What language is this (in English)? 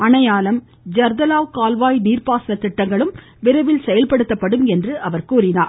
Tamil